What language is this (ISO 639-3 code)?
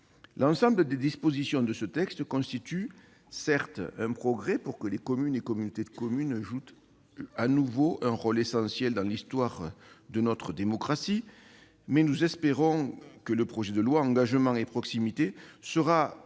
fra